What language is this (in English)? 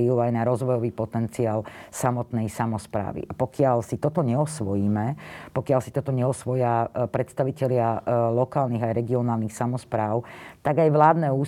Slovak